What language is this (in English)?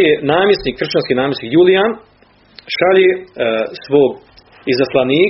Croatian